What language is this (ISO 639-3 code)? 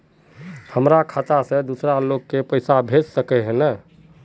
mag